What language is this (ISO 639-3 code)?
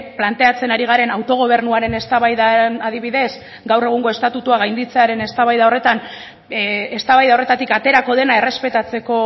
eus